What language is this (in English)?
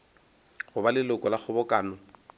Northern Sotho